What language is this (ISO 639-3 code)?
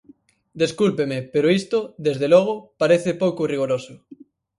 glg